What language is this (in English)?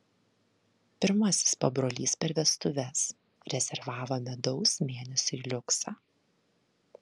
Lithuanian